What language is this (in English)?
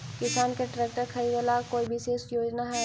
Magahi